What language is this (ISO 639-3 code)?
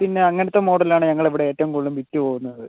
mal